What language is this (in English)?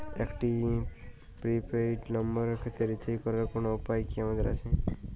Bangla